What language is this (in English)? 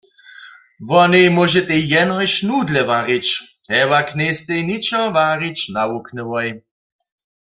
Upper Sorbian